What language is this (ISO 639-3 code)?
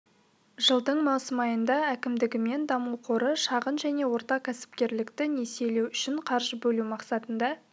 kaz